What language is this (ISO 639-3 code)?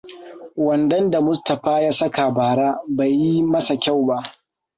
hau